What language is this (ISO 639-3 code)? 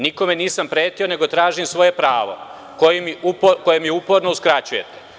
srp